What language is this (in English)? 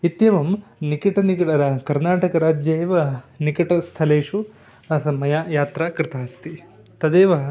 Sanskrit